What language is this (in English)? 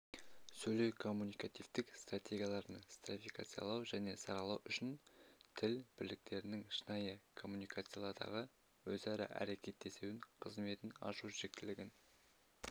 Kazakh